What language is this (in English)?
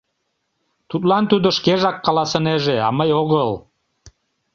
Mari